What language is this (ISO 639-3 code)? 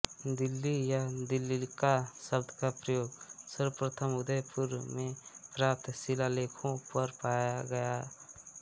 hin